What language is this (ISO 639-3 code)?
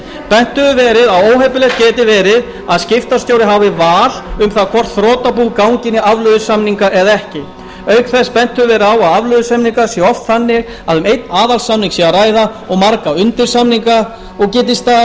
isl